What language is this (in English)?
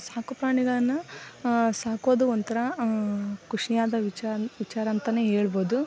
Kannada